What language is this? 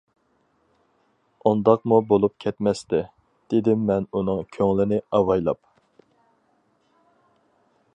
Uyghur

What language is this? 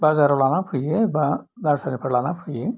Bodo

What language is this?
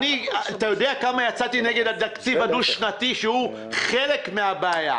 Hebrew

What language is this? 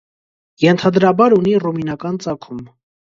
Armenian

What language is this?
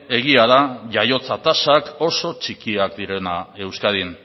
Basque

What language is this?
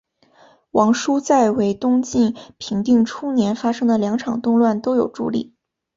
Chinese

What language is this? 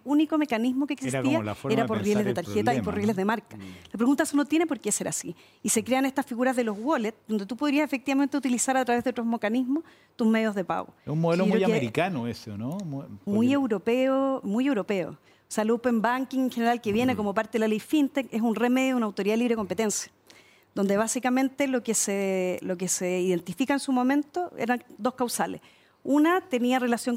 Spanish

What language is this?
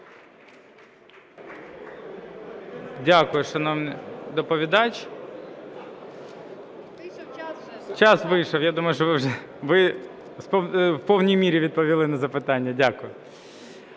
Ukrainian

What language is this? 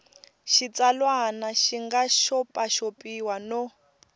Tsonga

